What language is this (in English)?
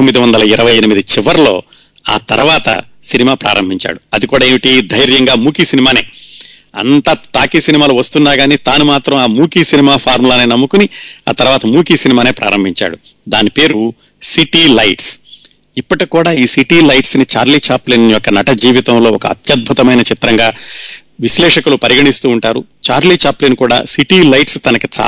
Telugu